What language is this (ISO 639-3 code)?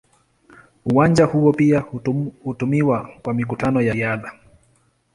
swa